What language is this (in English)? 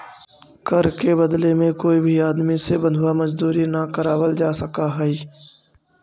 Magahi